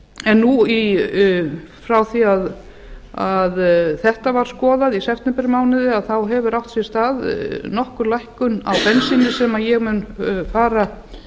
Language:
Icelandic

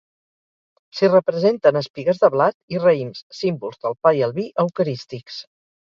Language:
Catalan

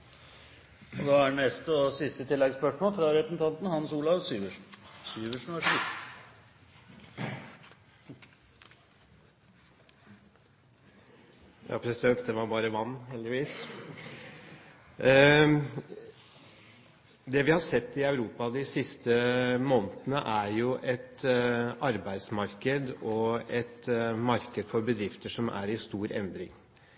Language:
Norwegian Bokmål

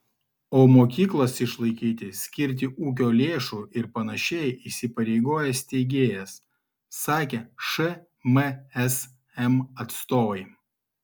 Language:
Lithuanian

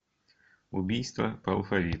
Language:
Russian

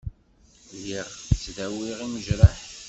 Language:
Kabyle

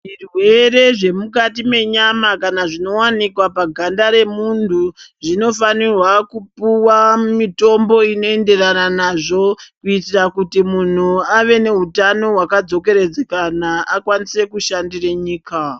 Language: Ndau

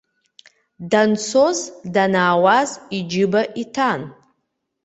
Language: Abkhazian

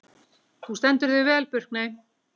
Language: Icelandic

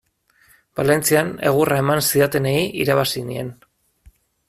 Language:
Basque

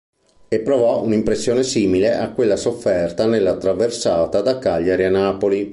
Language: Italian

